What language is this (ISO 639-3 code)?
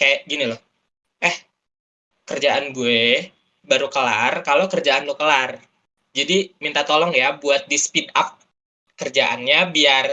ind